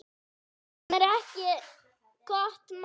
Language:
Icelandic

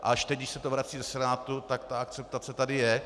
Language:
Czech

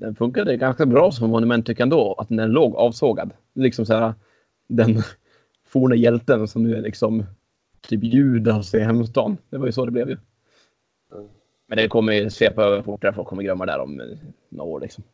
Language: Swedish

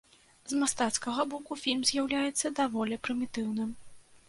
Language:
Belarusian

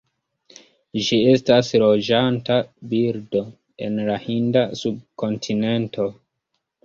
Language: Esperanto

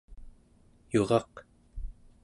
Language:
Central Yupik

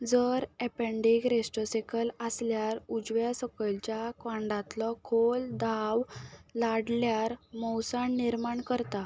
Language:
Konkani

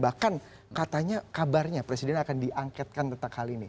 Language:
Indonesian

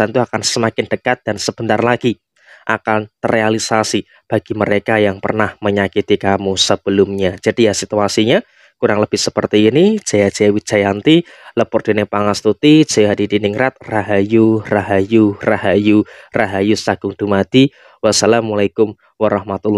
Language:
Indonesian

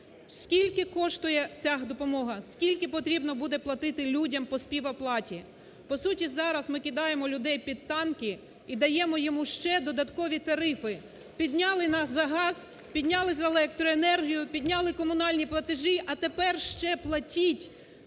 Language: Ukrainian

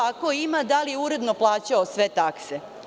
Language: Serbian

